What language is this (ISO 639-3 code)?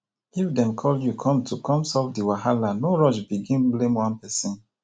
pcm